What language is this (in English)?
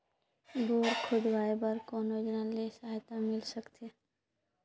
Chhattisgarhi